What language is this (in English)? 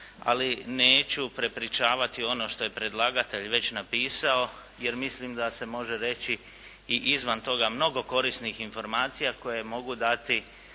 Croatian